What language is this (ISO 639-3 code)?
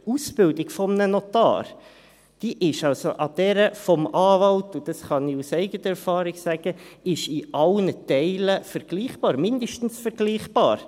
gsw